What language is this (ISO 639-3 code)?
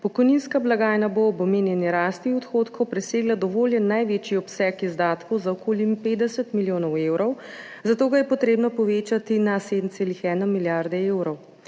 slv